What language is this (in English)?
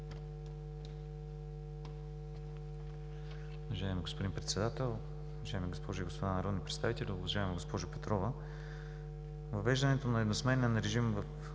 Bulgarian